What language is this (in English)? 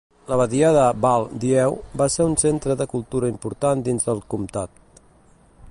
Catalan